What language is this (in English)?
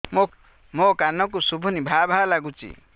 Odia